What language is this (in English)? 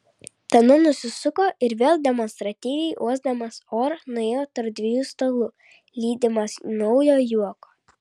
Lithuanian